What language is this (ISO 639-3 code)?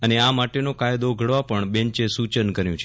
guj